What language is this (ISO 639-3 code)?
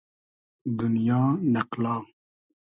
haz